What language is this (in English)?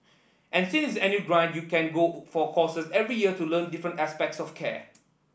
English